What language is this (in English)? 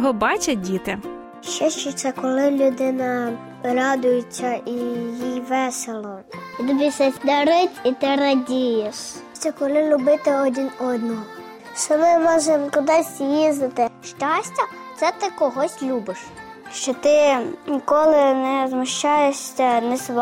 Ukrainian